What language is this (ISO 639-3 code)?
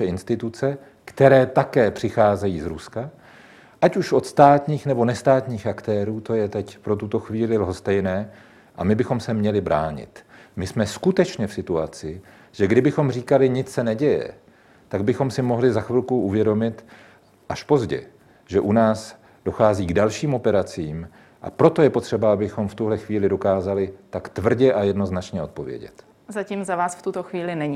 ces